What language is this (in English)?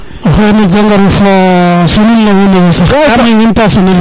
Serer